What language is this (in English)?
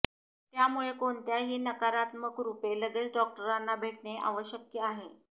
Marathi